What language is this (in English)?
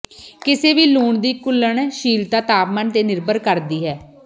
Punjabi